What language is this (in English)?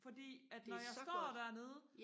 Danish